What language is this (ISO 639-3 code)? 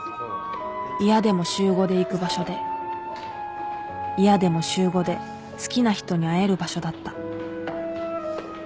jpn